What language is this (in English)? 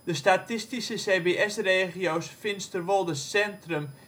Dutch